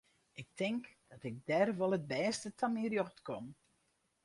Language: Western Frisian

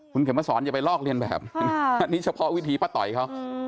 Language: Thai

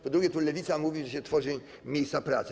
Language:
Polish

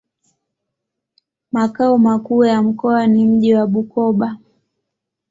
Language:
Swahili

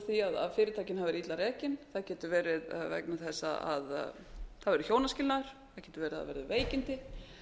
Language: Icelandic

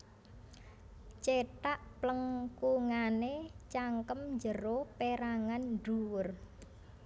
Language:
Javanese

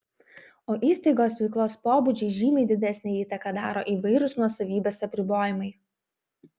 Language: Lithuanian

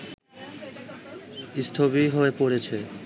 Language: Bangla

